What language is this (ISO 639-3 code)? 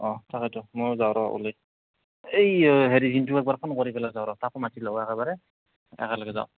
asm